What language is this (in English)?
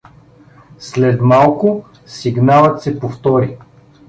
Bulgarian